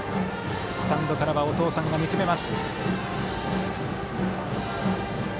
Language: Japanese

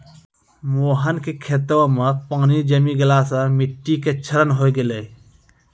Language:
Maithili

